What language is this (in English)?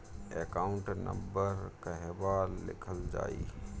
Bhojpuri